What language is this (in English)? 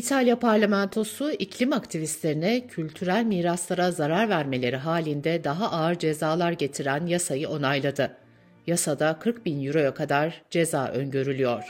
Turkish